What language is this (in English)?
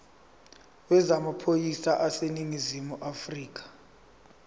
Zulu